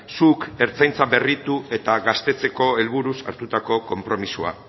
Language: Basque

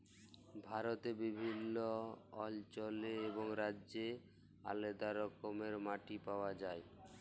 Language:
Bangla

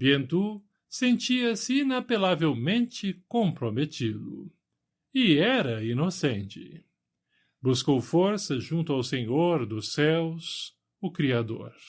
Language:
Portuguese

